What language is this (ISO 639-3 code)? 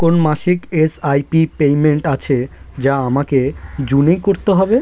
ben